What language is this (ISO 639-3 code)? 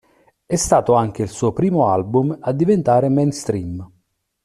ita